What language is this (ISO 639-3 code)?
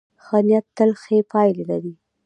pus